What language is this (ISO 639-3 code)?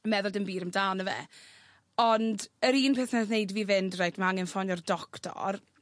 cym